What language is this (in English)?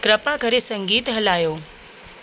Sindhi